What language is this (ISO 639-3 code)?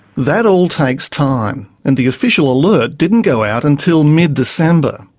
eng